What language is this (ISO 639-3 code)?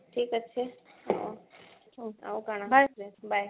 ori